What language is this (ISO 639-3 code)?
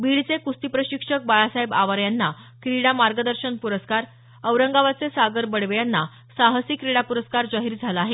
mar